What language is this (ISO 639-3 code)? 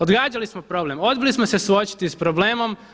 hrv